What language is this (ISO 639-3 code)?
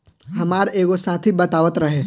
bho